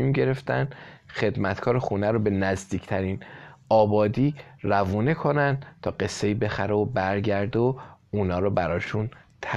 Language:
Persian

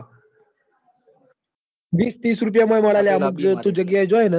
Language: Gujarati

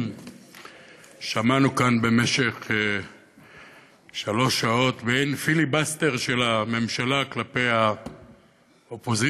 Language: Hebrew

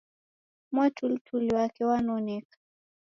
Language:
Taita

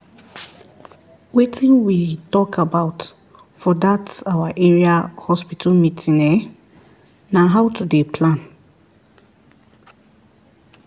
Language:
Nigerian Pidgin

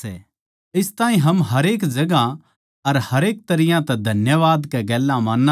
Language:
Haryanvi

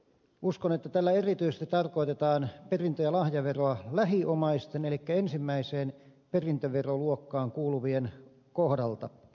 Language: Finnish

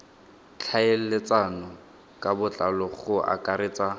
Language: Tswana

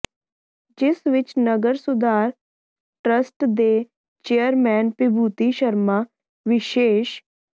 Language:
Punjabi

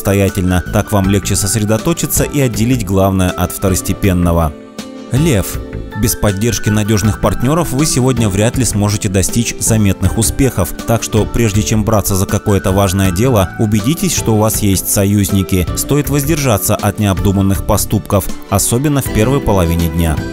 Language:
Russian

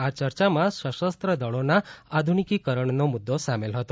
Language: Gujarati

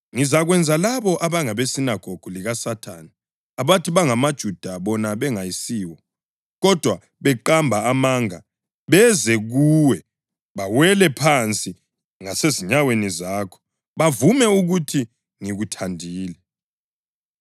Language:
North Ndebele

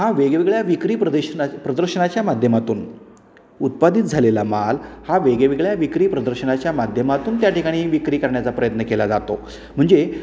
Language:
Marathi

